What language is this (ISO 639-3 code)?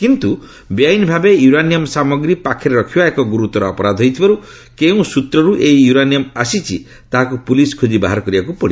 ori